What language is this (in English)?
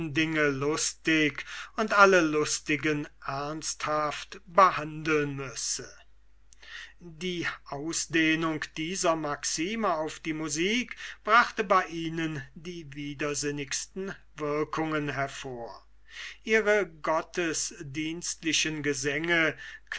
German